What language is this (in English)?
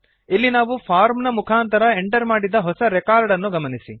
Kannada